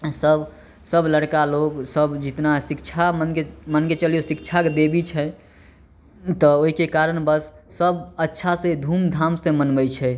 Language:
Maithili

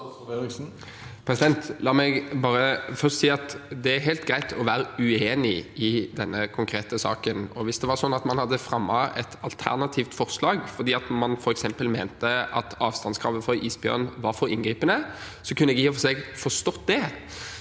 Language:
Norwegian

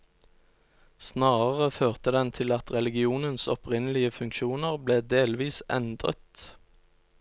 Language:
Norwegian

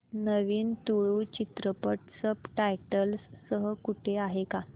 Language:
Marathi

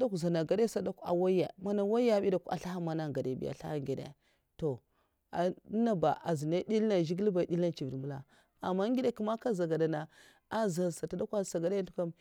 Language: Mafa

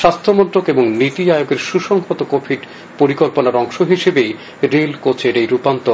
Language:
Bangla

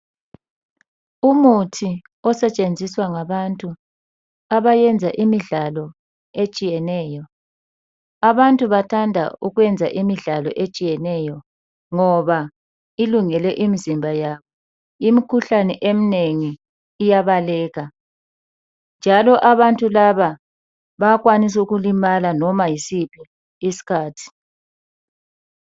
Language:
North Ndebele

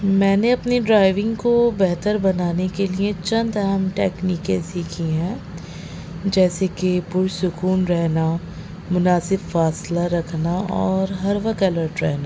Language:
Urdu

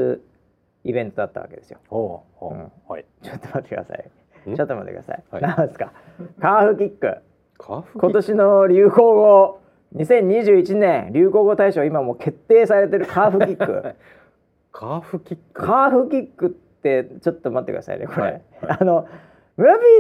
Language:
Japanese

